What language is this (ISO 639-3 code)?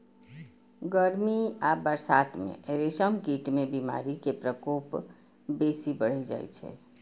mai